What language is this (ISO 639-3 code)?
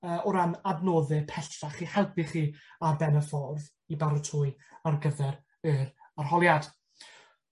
cym